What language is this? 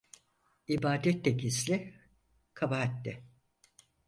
Turkish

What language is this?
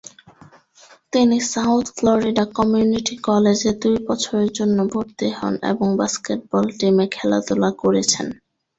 Bangla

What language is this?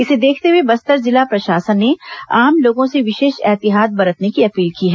Hindi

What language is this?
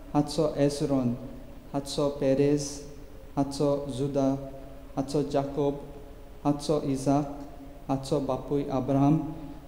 Romanian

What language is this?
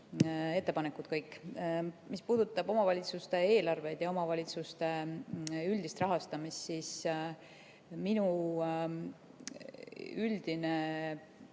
Estonian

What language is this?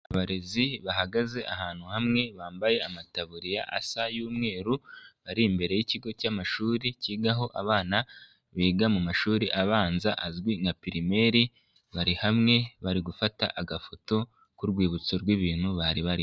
Kinyarwanda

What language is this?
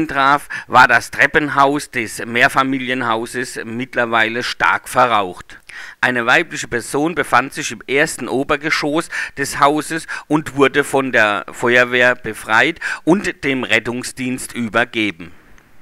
German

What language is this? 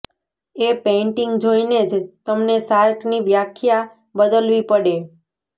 Gujarati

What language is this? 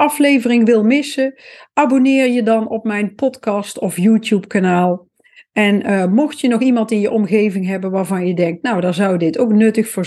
Dutch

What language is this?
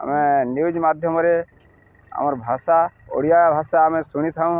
Odia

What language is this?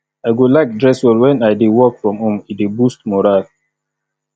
Nigerian Pidgin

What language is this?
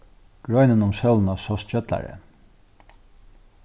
Faroese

